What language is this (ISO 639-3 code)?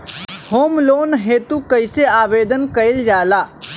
bho